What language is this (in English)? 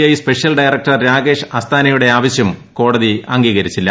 Malayalam